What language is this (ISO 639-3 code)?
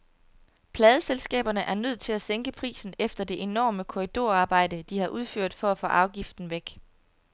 dan